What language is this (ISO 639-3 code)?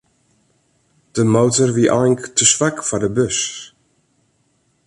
fry